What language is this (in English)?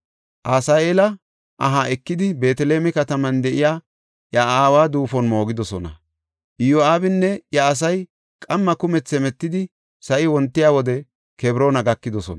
Gofa